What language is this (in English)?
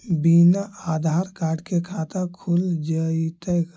Magahi